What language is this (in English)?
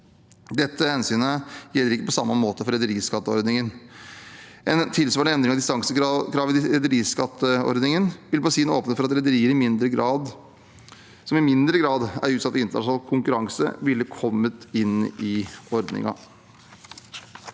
Norwegian